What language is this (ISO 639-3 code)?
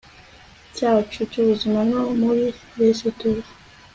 kin